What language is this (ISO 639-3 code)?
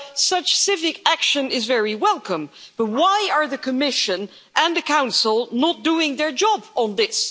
eng